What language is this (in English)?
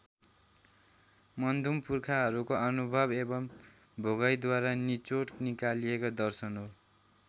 Nepali